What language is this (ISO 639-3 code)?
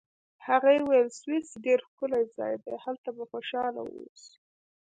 pus